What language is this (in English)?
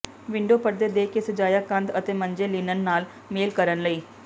Punjabi